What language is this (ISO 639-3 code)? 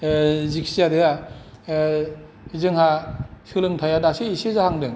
brx